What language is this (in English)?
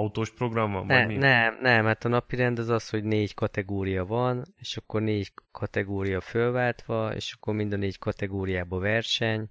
Hungarian